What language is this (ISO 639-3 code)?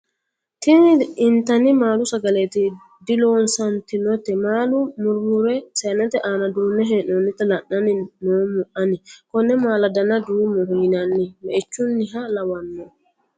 sid